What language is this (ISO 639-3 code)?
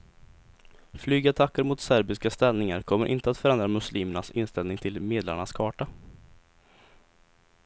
swe